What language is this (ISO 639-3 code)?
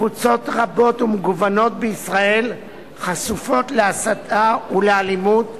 heb